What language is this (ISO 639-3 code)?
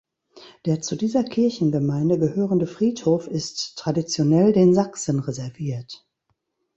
deu